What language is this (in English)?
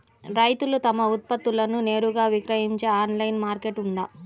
Telugu